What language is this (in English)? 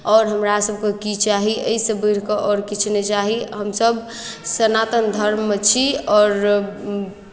Maithili